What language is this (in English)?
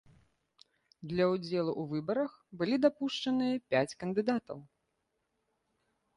Belarusian